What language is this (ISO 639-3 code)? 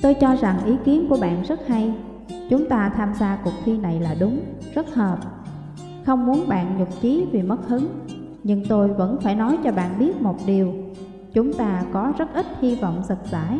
vie